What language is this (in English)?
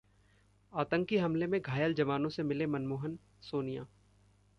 Hindi